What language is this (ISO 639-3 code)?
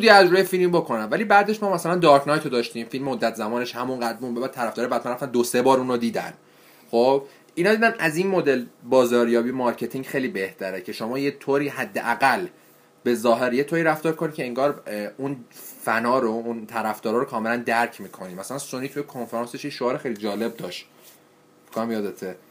fas